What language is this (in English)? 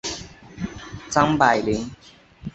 Chinese